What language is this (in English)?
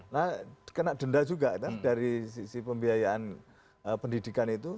Indonesian